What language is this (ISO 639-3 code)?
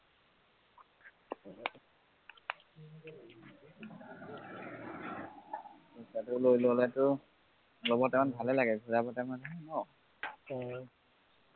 asm